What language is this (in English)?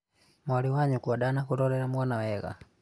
Kikuyu